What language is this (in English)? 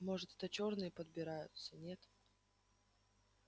Russian